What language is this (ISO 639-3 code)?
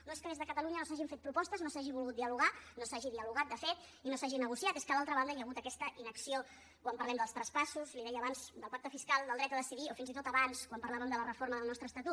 cat